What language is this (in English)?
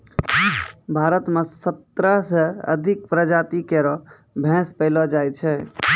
Maithili